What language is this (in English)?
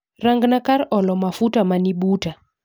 Luo (Kenya and Tanzania)